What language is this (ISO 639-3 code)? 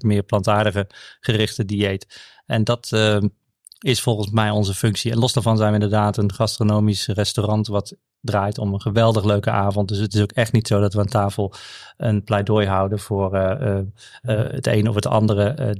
nld